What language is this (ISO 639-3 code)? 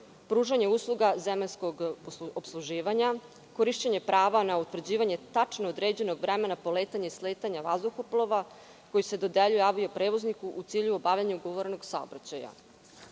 srp